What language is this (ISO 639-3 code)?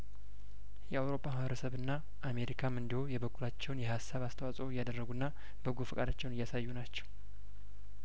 amh